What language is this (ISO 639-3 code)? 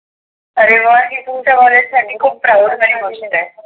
mar